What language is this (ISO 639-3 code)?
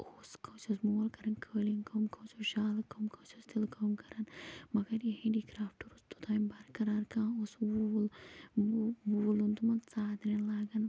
kas